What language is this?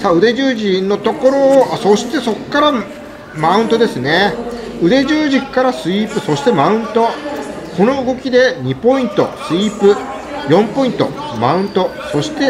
Japanese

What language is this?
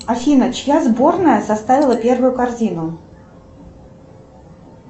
Russian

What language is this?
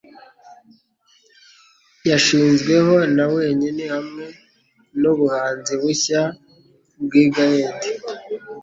Kinyarwanda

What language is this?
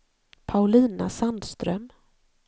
Swedish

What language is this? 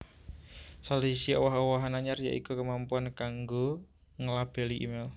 Javanese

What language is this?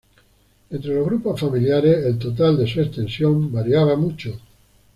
Spanish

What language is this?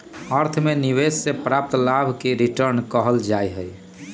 Magahi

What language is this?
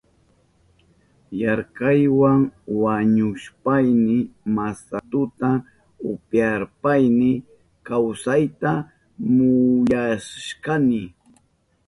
Southern Pastaza Quechua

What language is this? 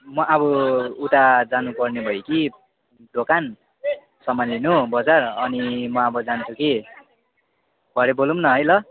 Nepali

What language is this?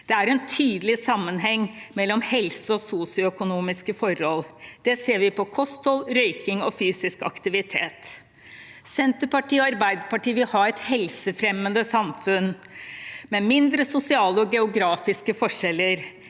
Norwegian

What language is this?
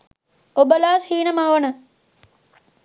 Sinhala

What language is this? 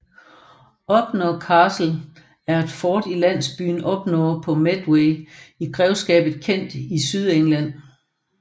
Danish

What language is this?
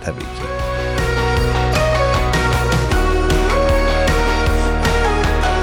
Persian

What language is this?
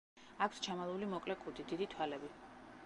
Georgian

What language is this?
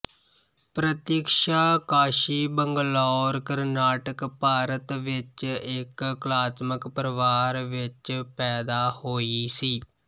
Punjabi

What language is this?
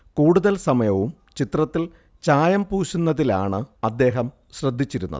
Malayalam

